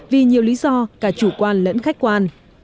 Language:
Vietnamese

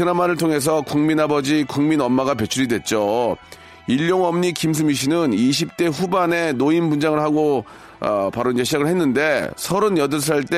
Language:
Korean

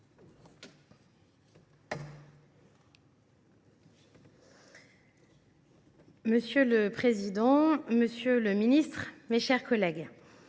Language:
French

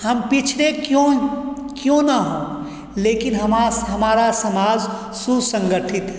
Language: Hindi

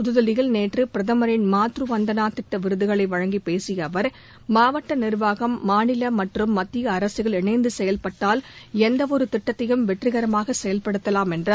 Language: Tamil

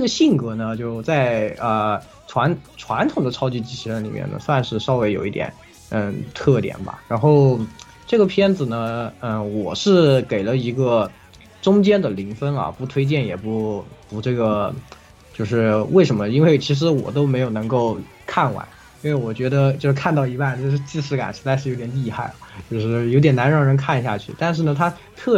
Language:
Chinese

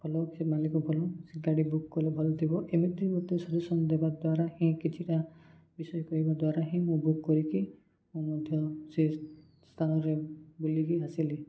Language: Odia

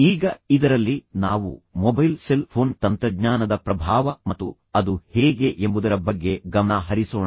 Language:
Kannada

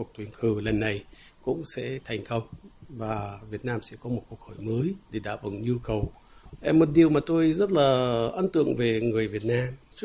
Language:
Vietnamese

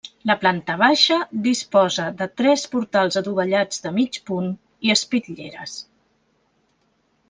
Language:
Catalan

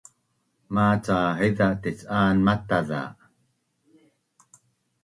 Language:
Bunun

